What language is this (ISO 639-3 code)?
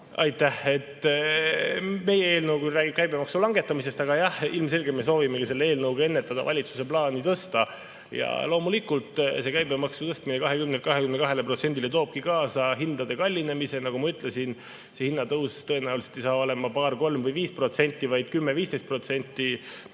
est